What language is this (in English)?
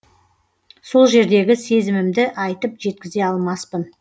Kazakh